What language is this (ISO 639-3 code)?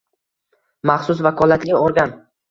uzb